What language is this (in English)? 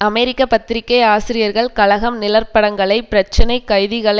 Tamil